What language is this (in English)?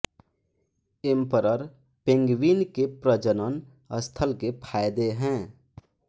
Hindi